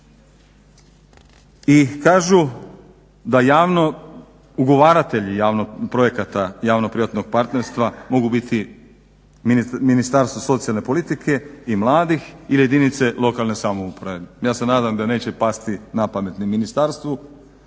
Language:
Croatian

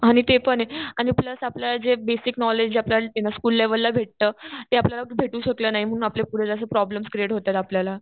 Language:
Marathi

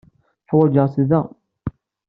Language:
Kabyle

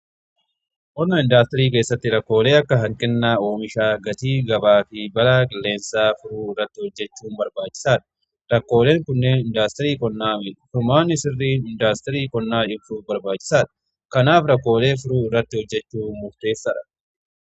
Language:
Oromo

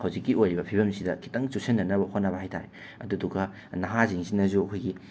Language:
Manipuri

